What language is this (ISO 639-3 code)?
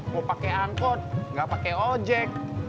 ind